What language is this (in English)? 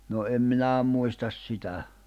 Finnish